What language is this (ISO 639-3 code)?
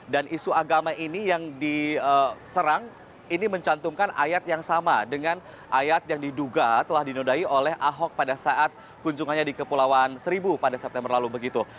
ind